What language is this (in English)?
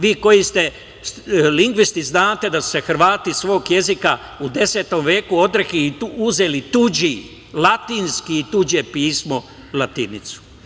Serbian